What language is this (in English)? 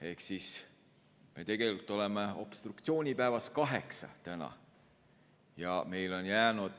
Estonian